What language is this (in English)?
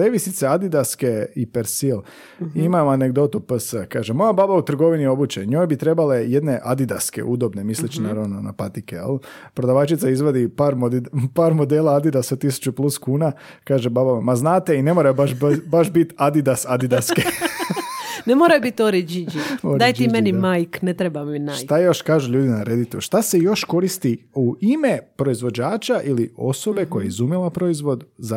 Croatian